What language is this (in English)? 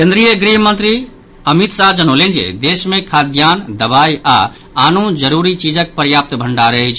Maithili